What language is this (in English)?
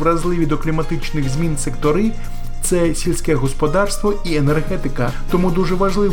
Ukrainian